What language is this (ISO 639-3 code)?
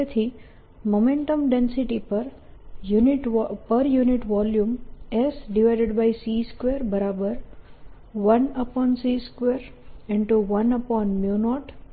guj